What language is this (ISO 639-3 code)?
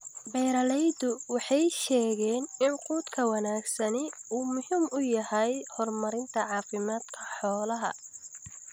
som